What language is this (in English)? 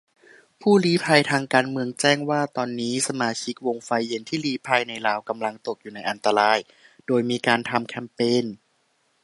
Thai